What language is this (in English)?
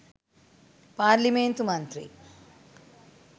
Sinhala